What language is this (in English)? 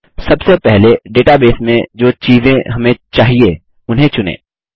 Hindi